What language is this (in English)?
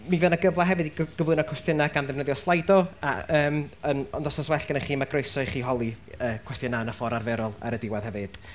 Welsh